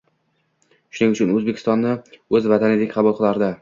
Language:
Uzbek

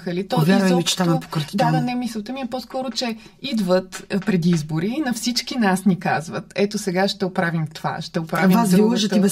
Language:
Bulgarian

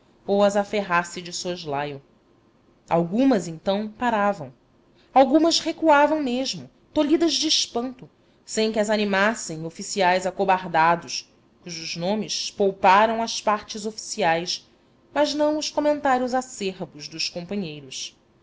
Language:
Portuguese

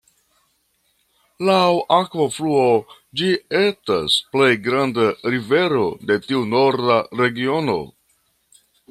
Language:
Esperanto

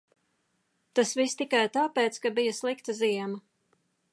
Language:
Latvian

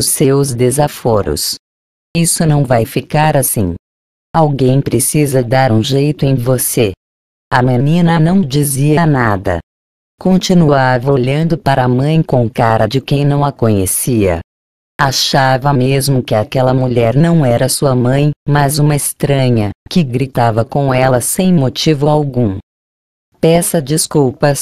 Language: Portuguese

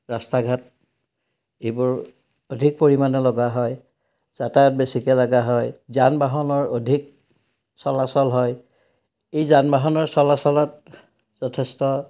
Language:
Assamese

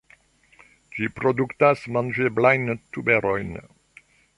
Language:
Esperanto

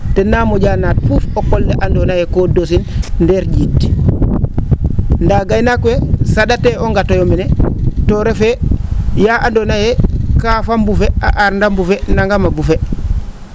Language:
Serer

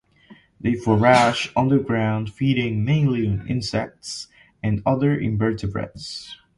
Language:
English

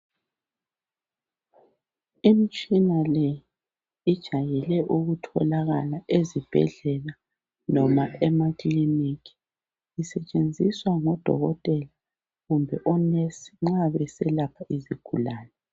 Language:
North Ndebele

